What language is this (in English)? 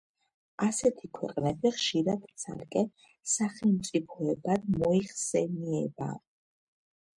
Georgian